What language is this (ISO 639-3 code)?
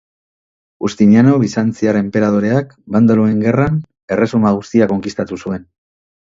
eus